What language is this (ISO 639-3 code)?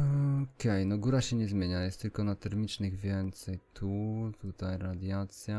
pol